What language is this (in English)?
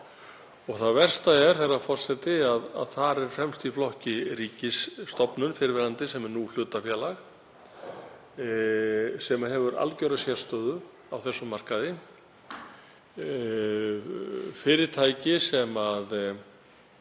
Icelandic